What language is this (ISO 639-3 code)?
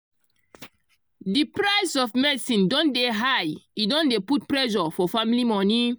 pcm